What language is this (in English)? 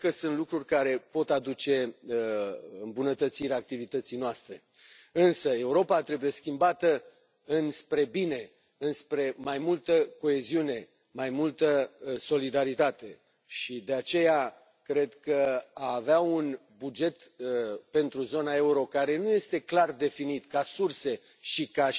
Romanian